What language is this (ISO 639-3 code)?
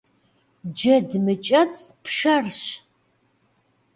kbd